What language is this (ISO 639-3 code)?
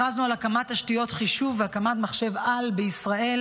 heb